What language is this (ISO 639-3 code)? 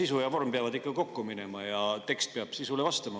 est